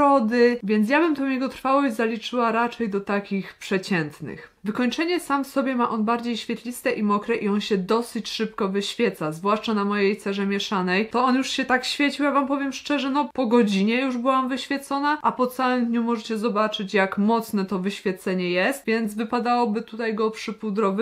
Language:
Polish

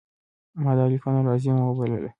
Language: Pashto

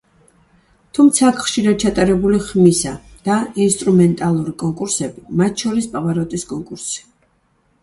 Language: Georgian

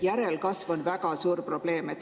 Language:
Estonian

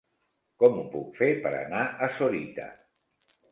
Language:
Catalan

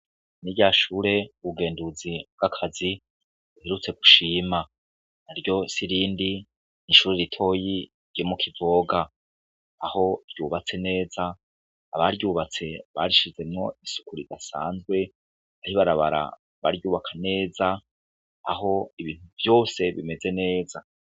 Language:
Rundi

